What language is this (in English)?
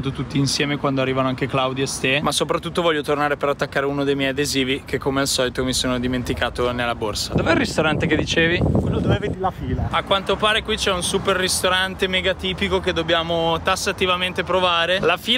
Italian